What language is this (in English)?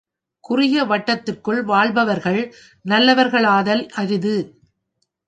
Tamil